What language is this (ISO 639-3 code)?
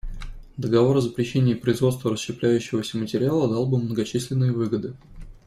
rus